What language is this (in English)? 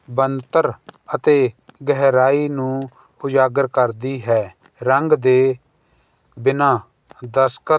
Punjabi